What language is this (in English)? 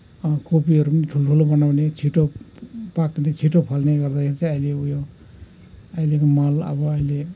Nepali